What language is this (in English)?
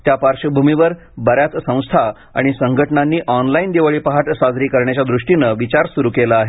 Marathi